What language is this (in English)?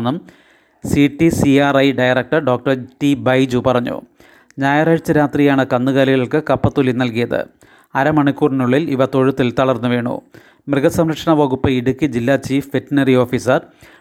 Malayalam